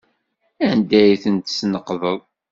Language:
Kabyle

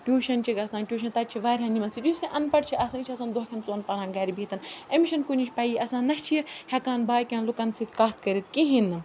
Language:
Kashmiri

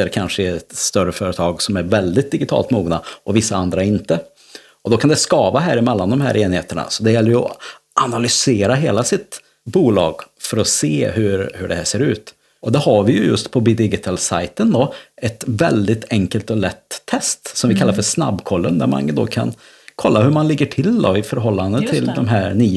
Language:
Swedish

